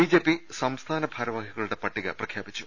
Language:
Malayalam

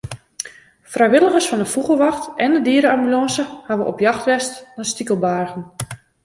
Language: Western Frisian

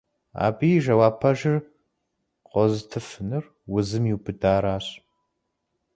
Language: Kabardian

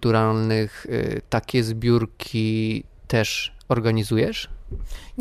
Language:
Polish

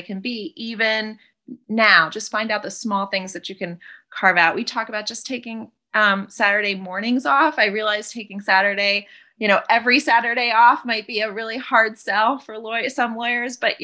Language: English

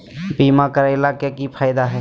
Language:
Magahi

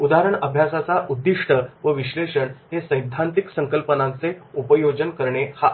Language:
Marathi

